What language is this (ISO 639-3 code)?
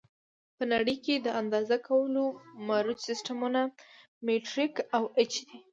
pus